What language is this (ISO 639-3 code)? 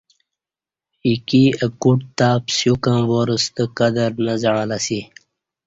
bsh